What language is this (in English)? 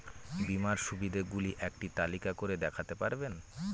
Bangla